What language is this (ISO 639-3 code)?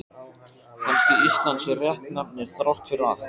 isl